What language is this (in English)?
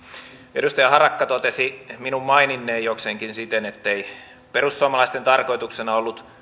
Finnish